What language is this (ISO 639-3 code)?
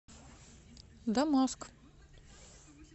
rus